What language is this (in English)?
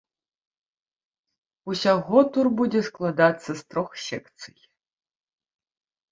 Belarusian